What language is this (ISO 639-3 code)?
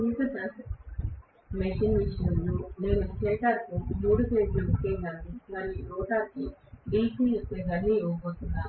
tel